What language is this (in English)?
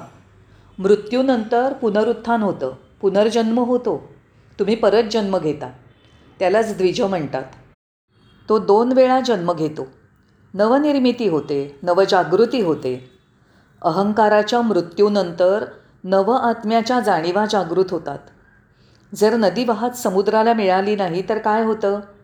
Marathi